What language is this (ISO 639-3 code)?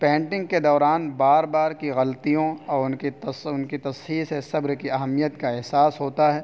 urd